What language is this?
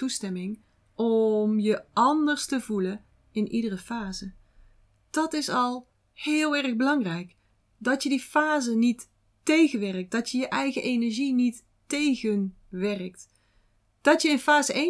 Dutch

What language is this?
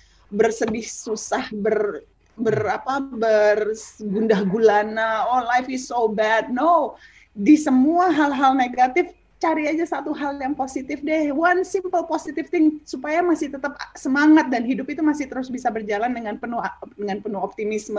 Indonesian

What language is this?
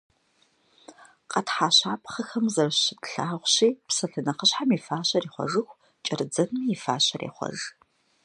Kabardian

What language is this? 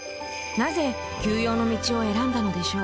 Japanese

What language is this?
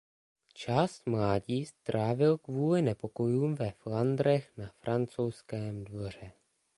Czech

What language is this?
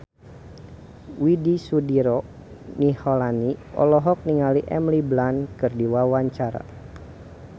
Sundanese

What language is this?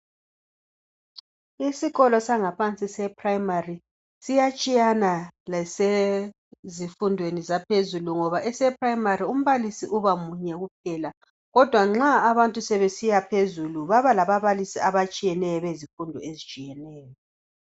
North Ndebele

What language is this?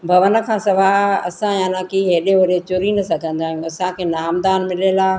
Sindhi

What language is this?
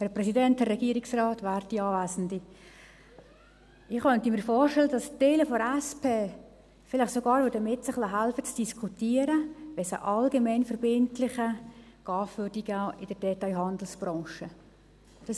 Swiss German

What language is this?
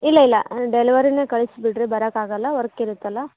Kannada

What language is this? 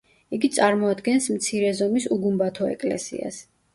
Georgian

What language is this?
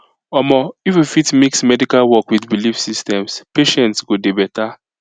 Nigerian Pidgin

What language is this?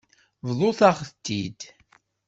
Kabyle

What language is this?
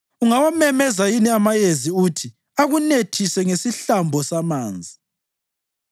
North Ndebele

